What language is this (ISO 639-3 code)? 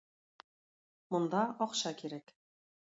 tat